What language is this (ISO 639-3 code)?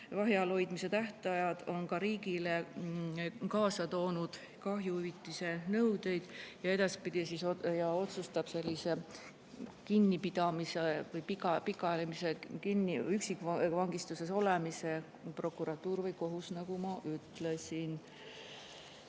est